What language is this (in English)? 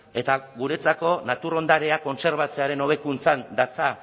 Basque